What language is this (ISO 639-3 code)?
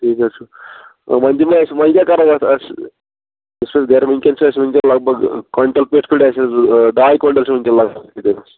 kas